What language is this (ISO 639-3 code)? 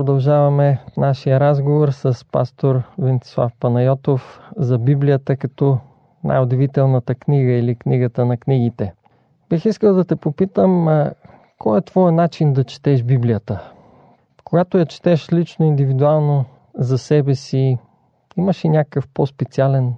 bul